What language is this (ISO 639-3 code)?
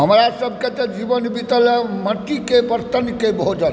mai